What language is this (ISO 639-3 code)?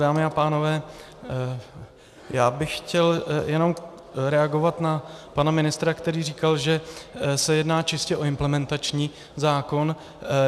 ces